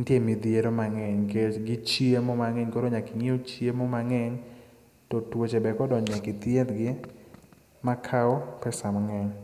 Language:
Luo (Kenya and Tanzania)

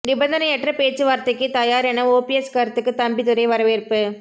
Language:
Tamil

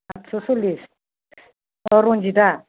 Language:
Bodo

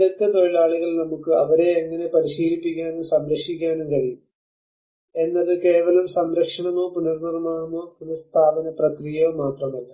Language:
Malayalam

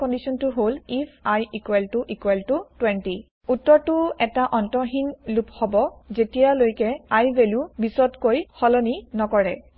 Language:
Assamese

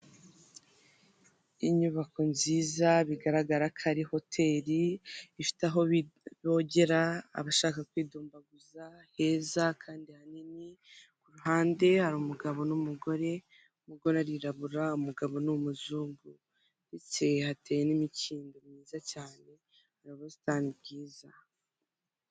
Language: Kinyarwanda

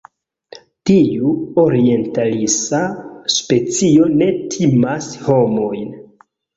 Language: Esperanto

